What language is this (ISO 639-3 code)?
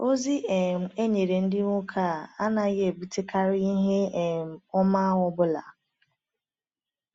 ibo